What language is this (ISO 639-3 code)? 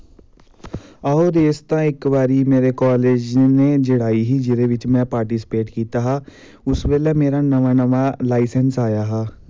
doi